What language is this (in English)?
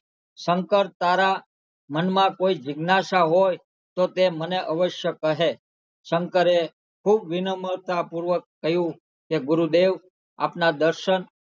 Gujarati